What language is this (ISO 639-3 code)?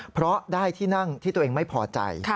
tha